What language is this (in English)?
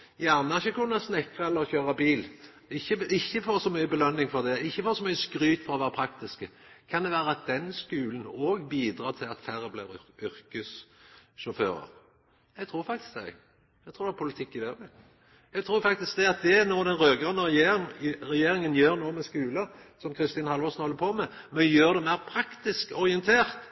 Norwegian Nynorsk